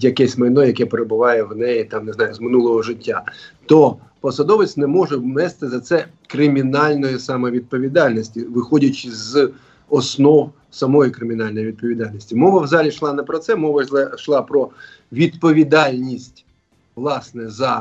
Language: Ukrainian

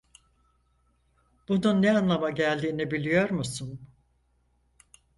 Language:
Turkish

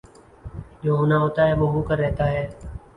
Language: Urdu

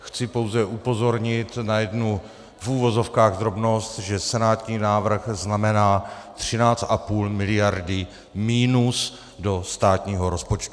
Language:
Czech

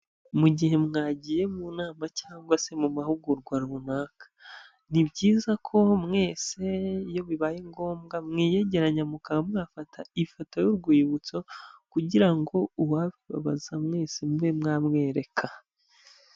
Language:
Kinyarwanda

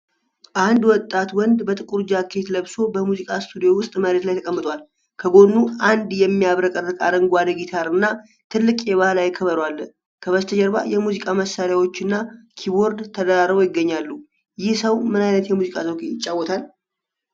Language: Amharic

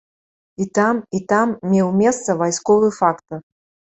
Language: Belarusian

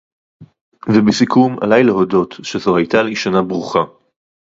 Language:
Hebrew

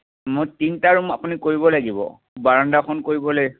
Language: Assamese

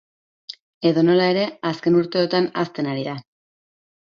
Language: Basque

